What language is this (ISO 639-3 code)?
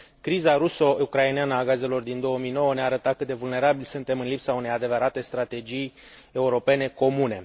ron